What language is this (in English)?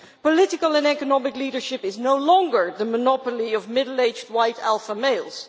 English